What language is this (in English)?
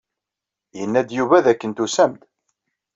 Kabyle